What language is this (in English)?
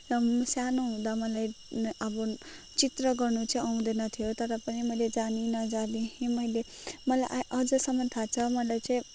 Nepali